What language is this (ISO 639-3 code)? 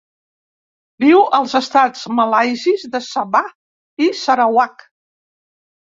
cat